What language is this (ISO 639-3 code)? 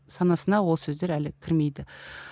kaz